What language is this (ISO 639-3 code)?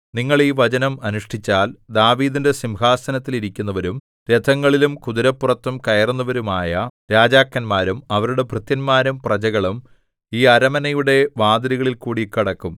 mal